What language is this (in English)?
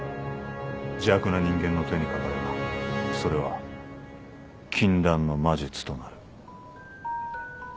Japanese